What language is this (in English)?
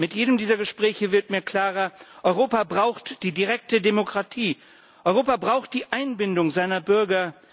German